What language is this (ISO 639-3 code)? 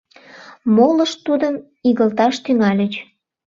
chm